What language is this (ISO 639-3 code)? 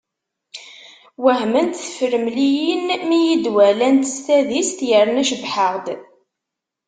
kab